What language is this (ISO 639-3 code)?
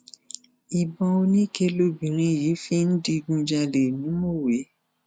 yor